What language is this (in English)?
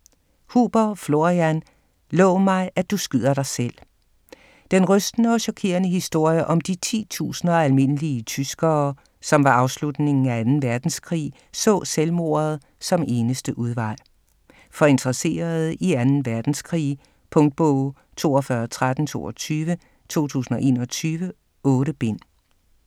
Danish